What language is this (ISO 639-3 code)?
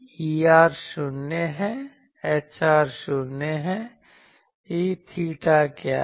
hin